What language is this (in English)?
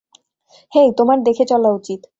Bangla